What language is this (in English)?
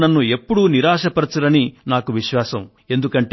Telugu